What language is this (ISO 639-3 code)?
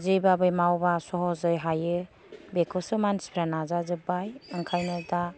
brx